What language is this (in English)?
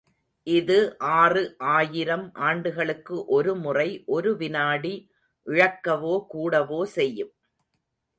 Tamil